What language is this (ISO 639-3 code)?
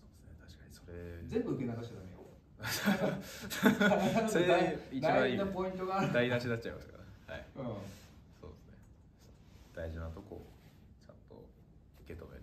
jpn